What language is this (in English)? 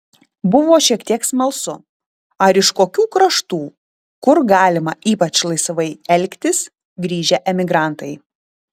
Lithuanian